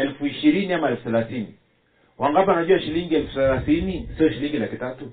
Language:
Swahili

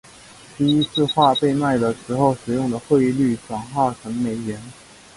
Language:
Chinese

